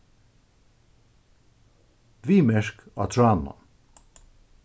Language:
Faroese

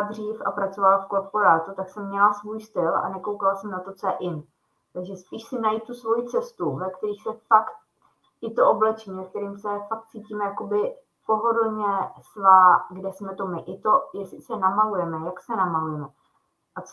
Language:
Czech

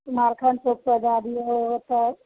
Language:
Maithili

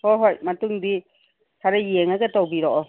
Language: Manipuri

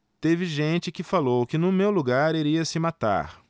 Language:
Portuguese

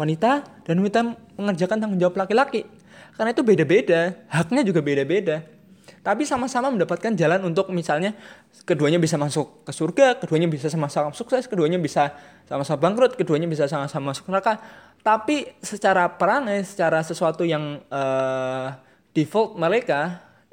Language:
Indonesian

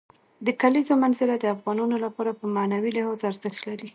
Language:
Pashto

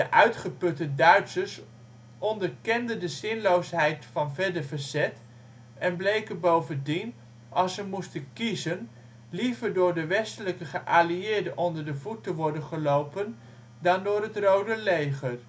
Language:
Dutch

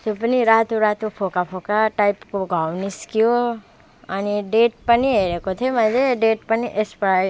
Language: Nepali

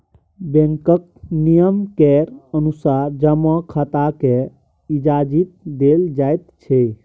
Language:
Maithili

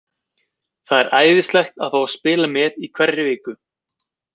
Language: Icelandic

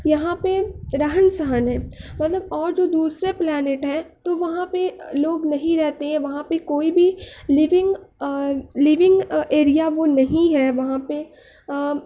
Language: Urdu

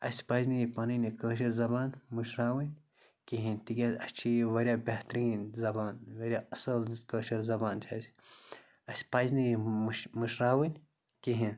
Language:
Kashmiri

